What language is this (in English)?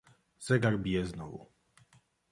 Polish